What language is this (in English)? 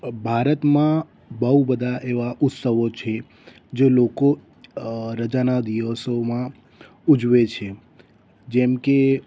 Gujarati